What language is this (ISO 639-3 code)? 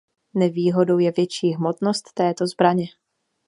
ces